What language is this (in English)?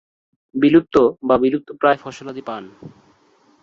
Bangla